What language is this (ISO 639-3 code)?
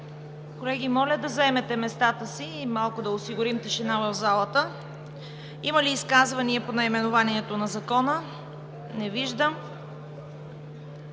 bul